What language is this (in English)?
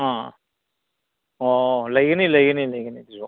Manipuri